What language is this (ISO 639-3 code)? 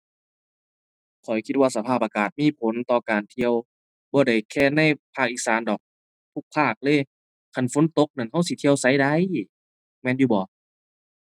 tha